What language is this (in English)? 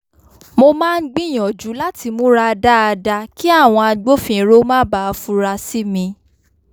Yoruba